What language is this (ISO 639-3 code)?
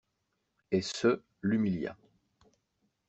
fra